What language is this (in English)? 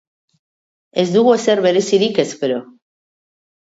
Basque